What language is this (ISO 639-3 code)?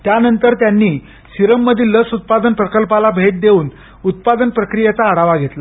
mar